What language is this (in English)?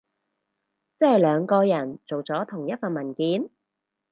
Cantonese